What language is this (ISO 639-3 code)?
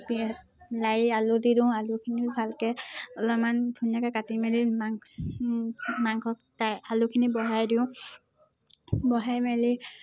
asm